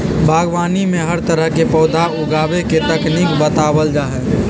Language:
Magahi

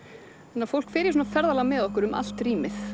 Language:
Icelandic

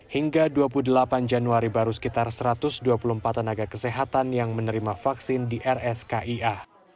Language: Indonesian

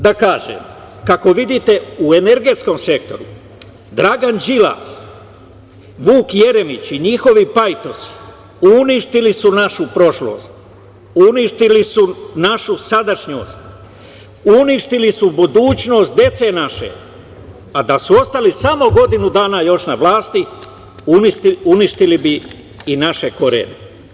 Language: Serbian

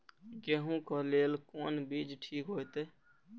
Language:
Maithili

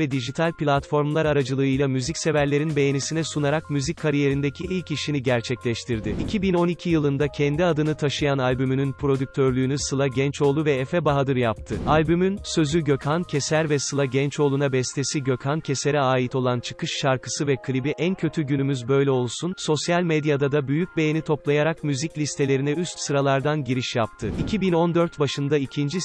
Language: Turkish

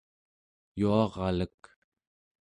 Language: Central Yupik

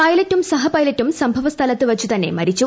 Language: Malayalam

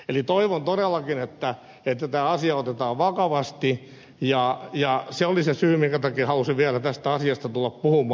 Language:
Finnish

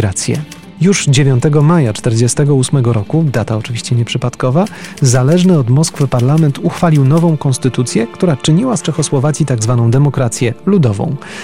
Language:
Polish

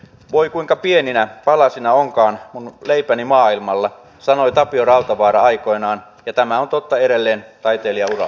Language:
Finnish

